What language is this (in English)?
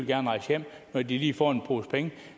Danish